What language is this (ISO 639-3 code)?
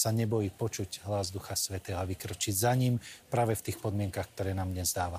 slk